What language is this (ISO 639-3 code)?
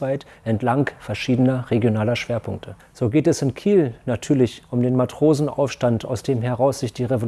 deu